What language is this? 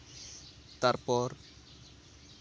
Santali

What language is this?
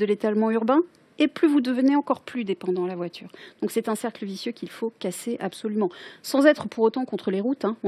French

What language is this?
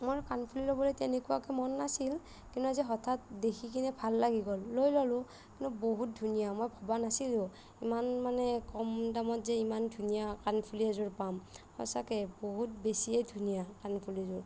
Assamese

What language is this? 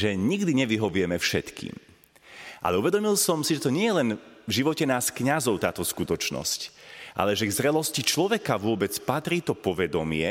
Slovak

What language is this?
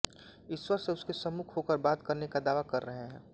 Hindi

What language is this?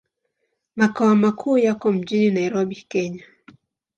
Swahili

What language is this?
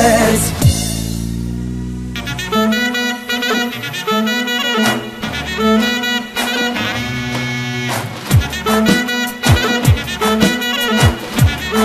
Romanian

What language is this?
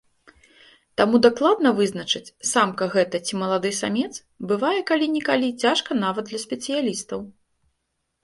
Belarusian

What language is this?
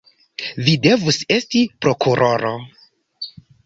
Esperanto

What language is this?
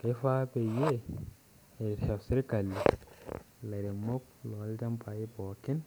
Masai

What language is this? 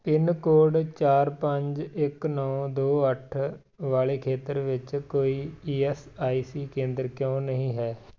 Punjabi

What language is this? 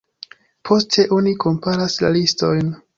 Esperanto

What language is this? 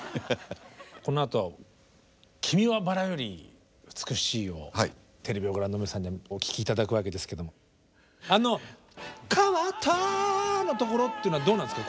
Japanese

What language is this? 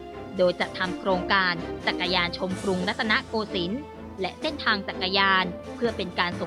Thai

